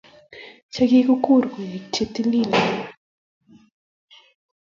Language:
Kalenjin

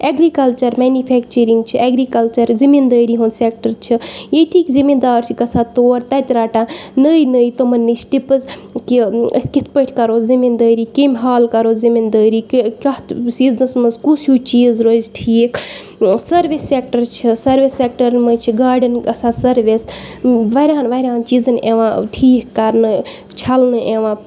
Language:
Kashmiri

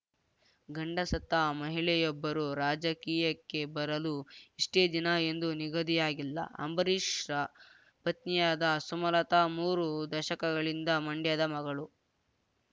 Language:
Kannada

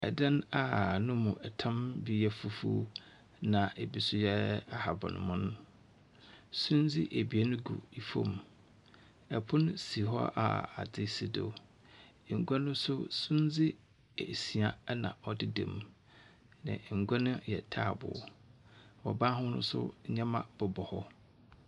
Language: Akan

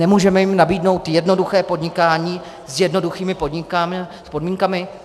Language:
Czech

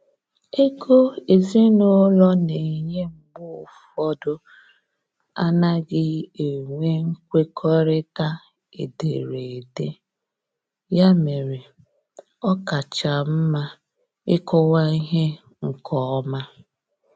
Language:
Igbo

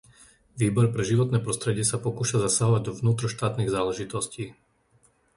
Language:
Slovak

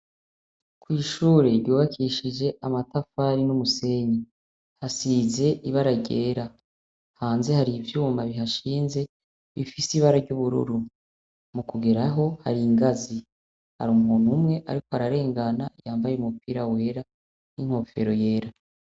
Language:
Rundi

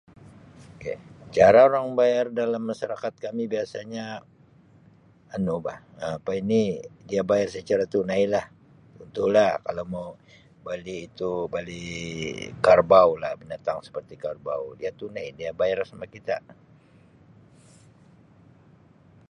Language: Sabah Malay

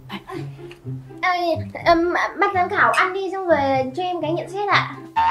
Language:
Vietnamese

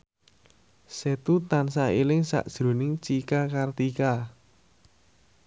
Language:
Javanese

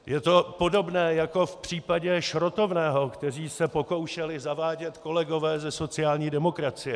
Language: Czech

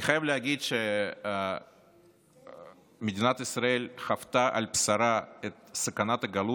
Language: Hebrew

